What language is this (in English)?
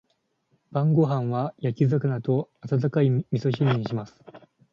Japanese